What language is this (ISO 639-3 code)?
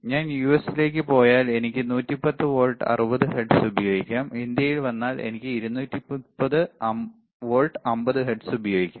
mal